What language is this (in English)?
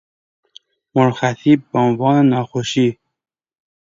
Persian